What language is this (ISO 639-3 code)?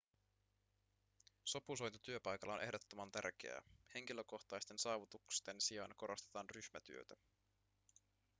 fin